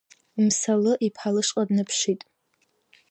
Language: Abkhazian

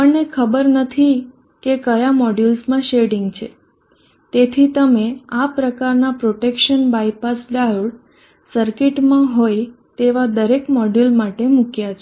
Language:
Gujarati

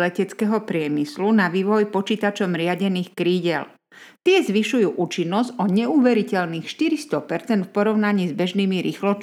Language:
Slovak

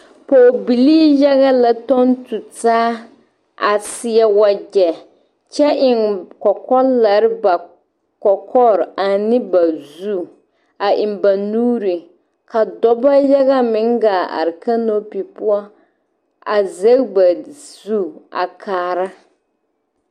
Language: Southern Dagaare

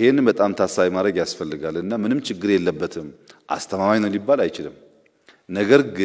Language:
Dutch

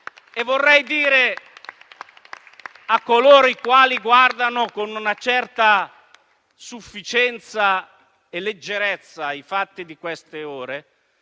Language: Italian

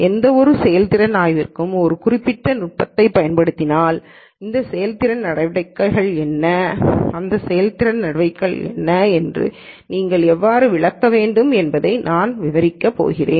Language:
Tamil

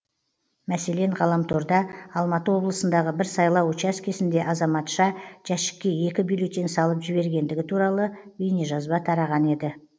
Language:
Kazakh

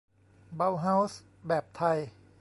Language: Thai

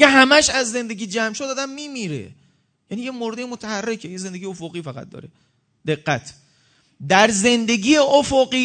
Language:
Persian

